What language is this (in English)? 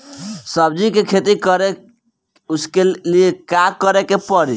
Bhojpuri